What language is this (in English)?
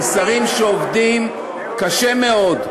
Hebrew